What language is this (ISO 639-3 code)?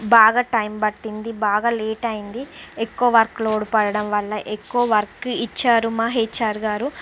tel